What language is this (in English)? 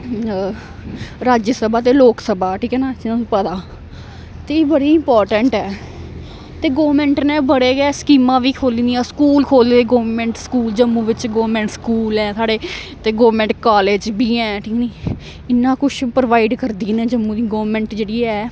Dogri